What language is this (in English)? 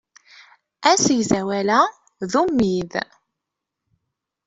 Kabyle